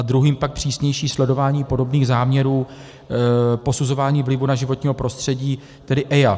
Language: Czech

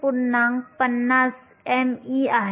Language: Marathi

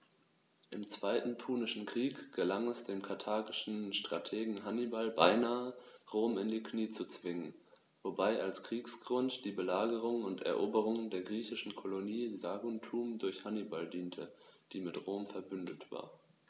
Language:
German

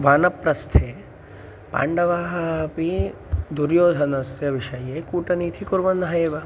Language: Sanskrit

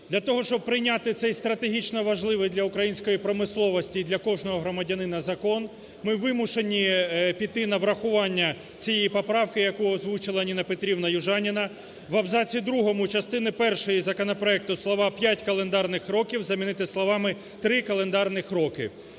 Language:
Ukrainian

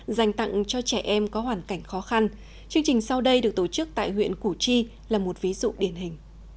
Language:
Vietnamese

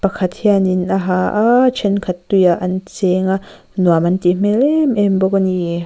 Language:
Mizo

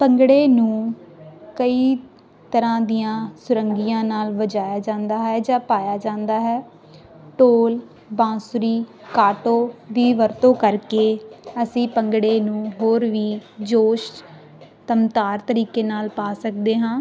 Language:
Punjabi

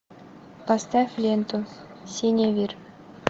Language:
Russian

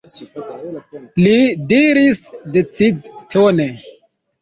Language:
Esperanto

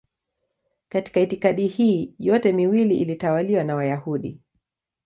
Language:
Swahili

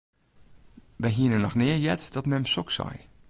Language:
Western Frisian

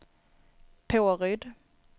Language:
Swedish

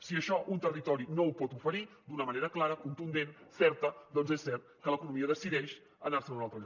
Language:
Catalan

